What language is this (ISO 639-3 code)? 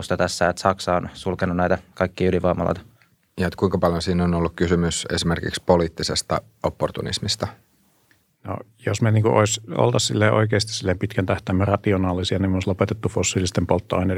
fin